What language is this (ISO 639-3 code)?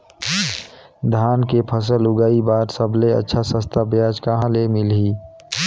hne